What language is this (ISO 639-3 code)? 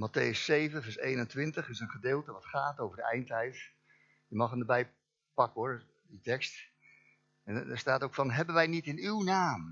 nld